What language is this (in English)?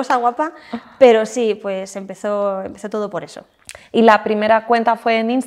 Spanish